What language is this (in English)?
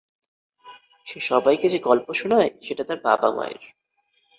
Bangla